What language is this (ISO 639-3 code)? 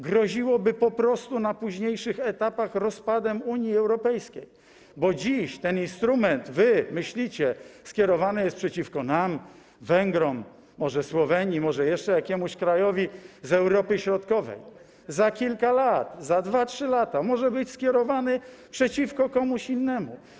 pol